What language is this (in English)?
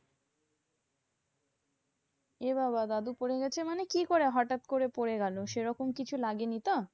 Bangla